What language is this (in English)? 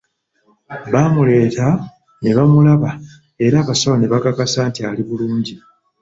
Ganda